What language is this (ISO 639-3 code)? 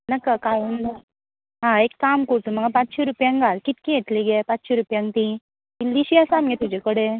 kok